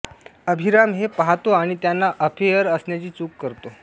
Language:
Marathi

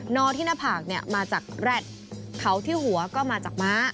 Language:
Thai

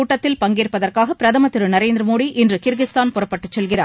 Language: Tamil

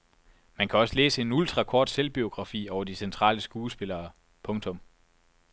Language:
Danish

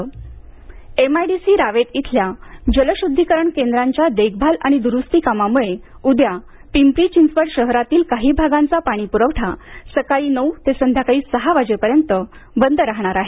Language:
Marathi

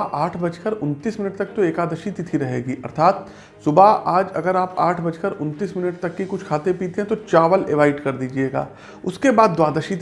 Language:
Hindi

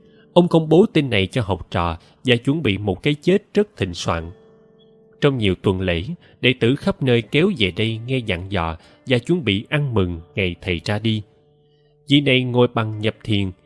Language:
Vietnamese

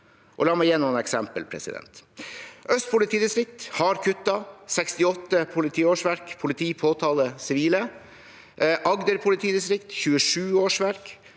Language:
Norwegian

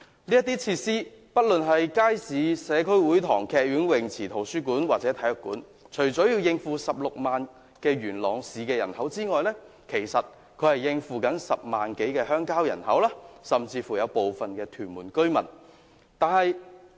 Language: Cantonese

